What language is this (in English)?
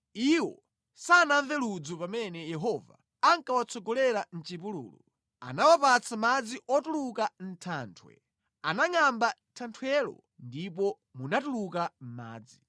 Nyanja